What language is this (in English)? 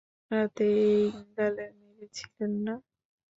Bangla